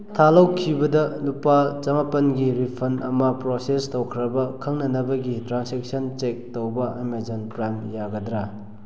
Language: Manipuri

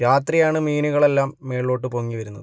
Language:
Malayalam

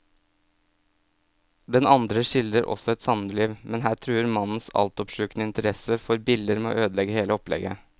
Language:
Norwegian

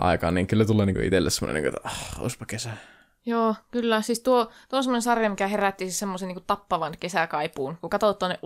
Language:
Finnish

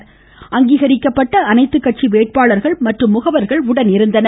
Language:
Tamil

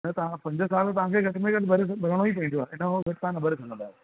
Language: Sindhi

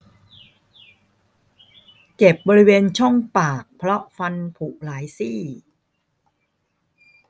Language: Thai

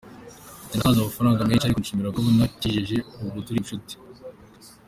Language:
Kinyarwanda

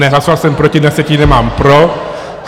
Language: Czech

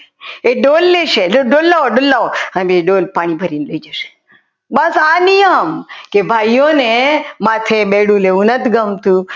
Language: Gujarati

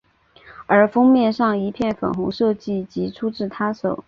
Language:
Chinese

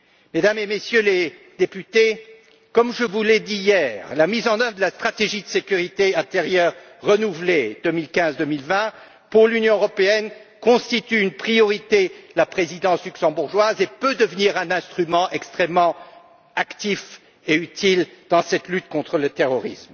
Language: French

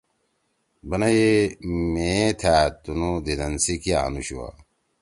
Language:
Torwali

